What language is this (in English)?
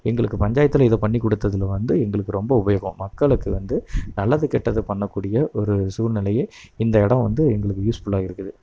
Tamil